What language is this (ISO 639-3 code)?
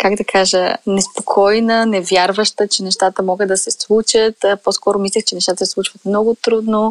bul